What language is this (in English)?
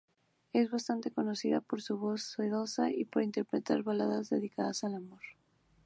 Spanish